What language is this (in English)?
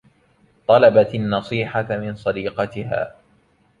Arabic